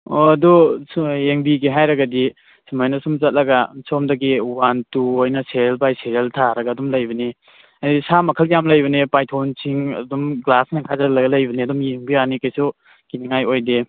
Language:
Manipuri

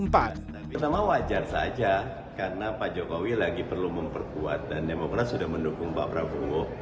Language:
Indonesian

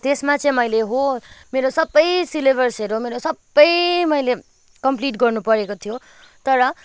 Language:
Nepali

